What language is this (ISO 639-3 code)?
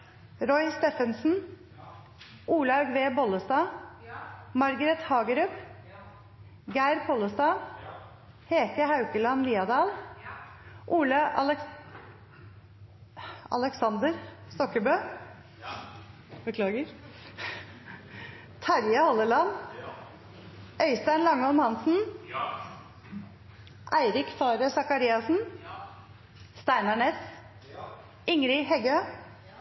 nno